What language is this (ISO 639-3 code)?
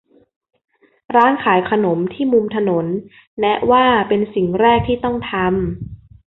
tha